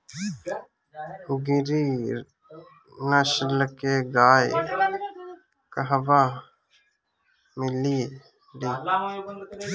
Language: Bhojpuri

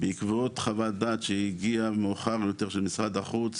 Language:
Hebrew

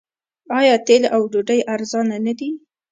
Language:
Pashto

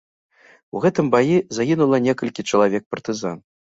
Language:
Belarusian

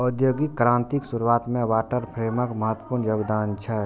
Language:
Maithili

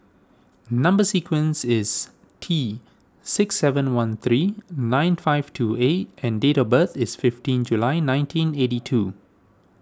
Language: English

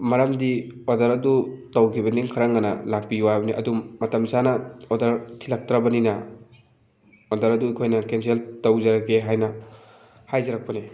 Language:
Manipuri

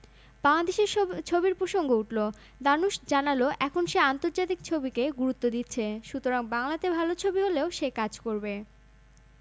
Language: Bangla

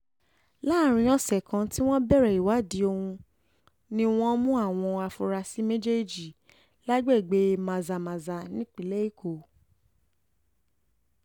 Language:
Yoruba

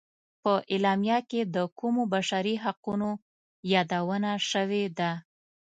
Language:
Pashto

